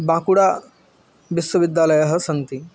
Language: Sanskrit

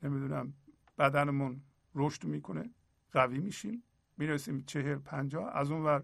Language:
Persian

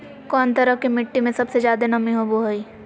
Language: Magahi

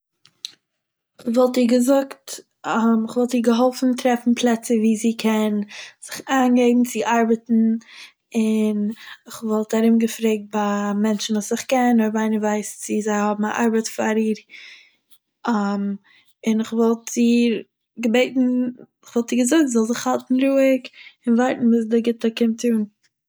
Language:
Yiddish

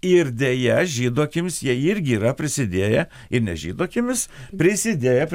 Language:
Lithuanian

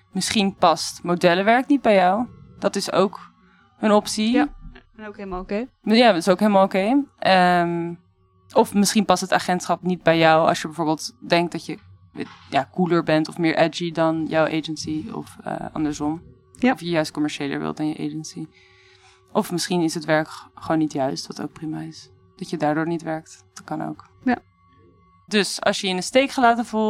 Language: Dutch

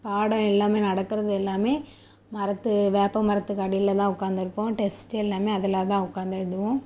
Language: Tamil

